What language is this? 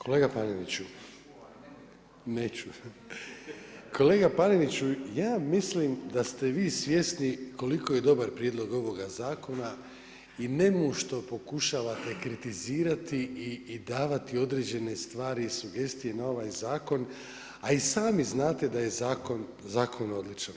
Croatian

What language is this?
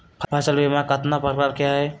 Magahi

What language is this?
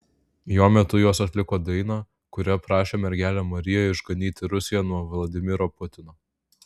Lithuanian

